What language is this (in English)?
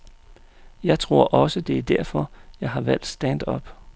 Danish